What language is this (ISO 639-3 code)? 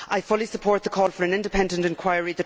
eng